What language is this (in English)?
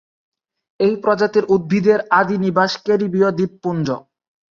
Bangla